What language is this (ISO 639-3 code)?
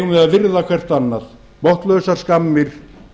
isl